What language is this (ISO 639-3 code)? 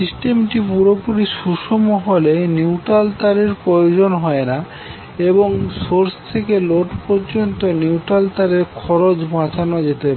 ben